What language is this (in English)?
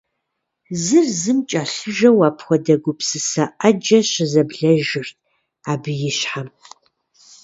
Kabardian